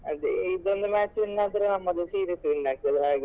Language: Kannada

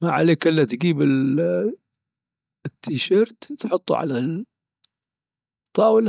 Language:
Dhofari Arabic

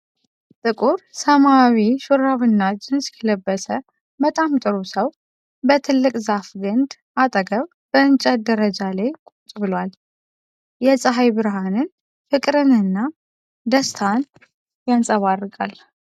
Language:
Amharic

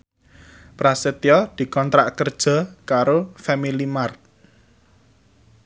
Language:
Javanese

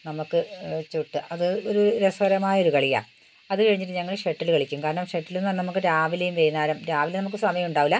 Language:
Malayalam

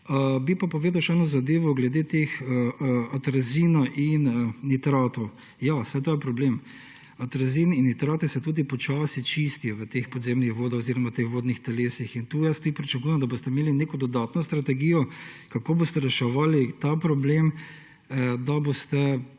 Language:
Slovenian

